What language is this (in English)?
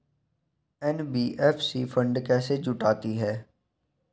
Hindi